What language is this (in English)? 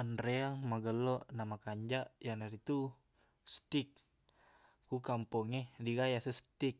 Buginese